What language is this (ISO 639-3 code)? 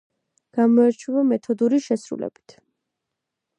kat